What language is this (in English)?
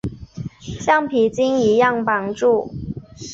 Chinese